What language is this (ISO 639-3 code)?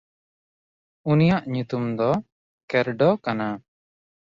sat